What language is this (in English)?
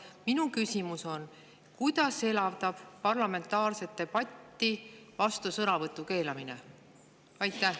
Estonian